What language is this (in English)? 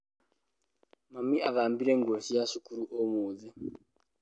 Kikuyu